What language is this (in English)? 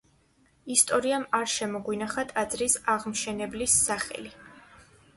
Georgian